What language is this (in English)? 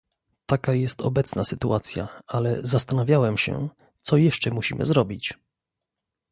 Polish